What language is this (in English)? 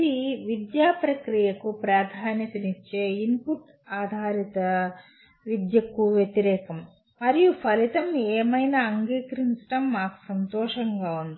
Telugu